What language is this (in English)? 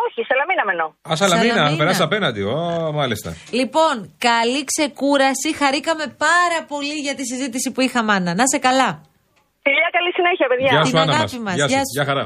Greek